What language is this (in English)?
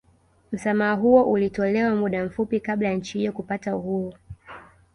Swahili